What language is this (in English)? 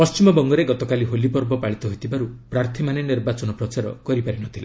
Odia